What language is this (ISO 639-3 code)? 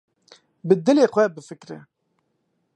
kur